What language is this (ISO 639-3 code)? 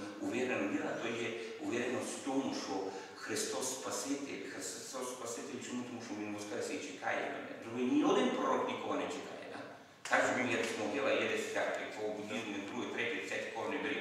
ukr